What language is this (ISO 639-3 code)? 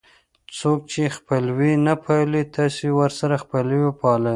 pus